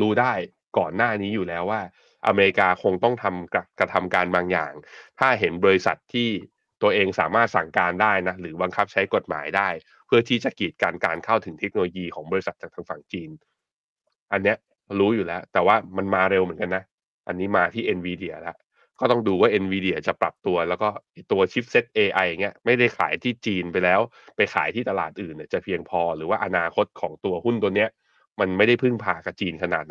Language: Thai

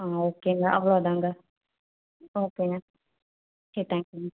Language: Tamil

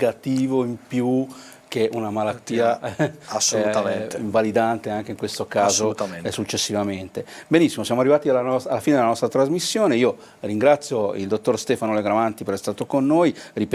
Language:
Italian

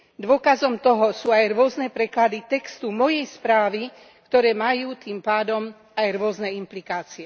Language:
Slovak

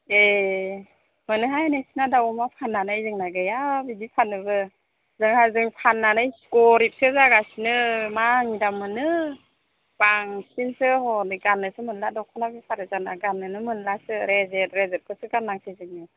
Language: Bodo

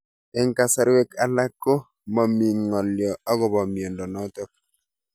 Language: Kalenjin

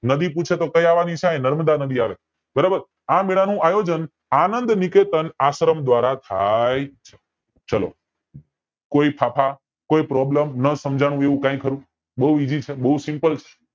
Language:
Gujarati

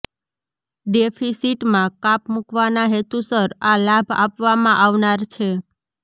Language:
Gujarati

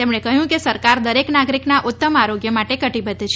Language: Gujarati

